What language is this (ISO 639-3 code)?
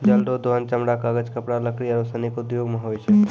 mai